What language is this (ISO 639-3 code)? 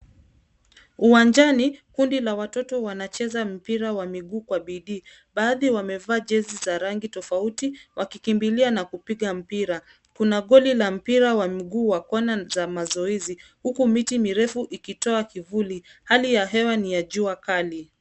swa